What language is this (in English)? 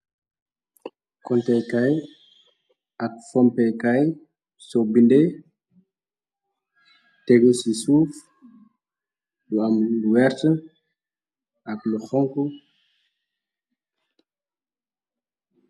Wolof